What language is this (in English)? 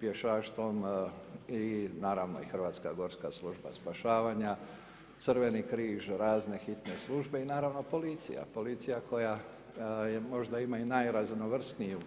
Croatian